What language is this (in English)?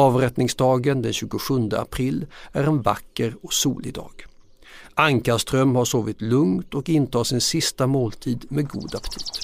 Swedish